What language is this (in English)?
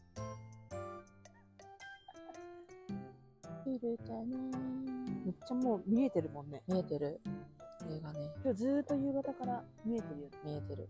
Japanese